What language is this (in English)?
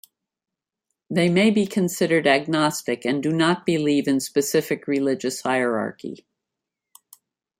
English